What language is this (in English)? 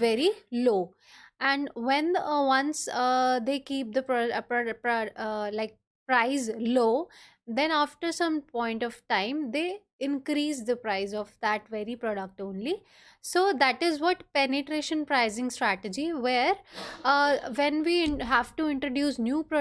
English